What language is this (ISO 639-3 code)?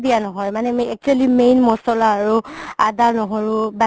asm